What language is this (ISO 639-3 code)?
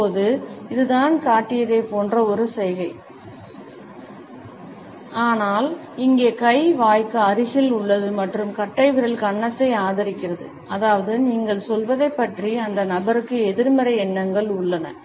tam